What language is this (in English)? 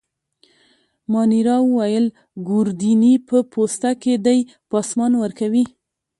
Pashto